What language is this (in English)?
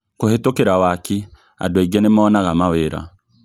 Kikuyu